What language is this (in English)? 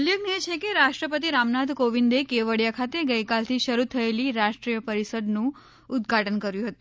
Gujarati